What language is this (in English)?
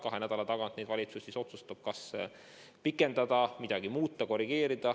Estonian